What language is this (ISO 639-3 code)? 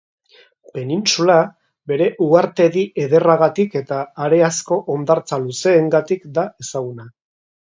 eus